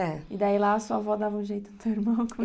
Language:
Portuguese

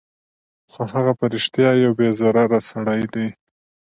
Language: Pashto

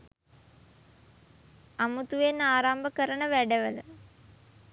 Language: Sinhala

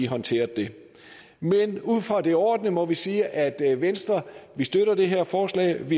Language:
Danish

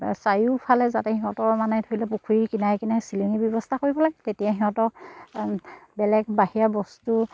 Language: Assamese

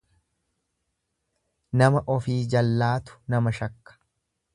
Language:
Oromo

